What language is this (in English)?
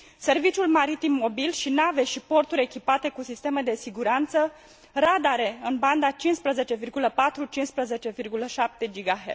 Romanian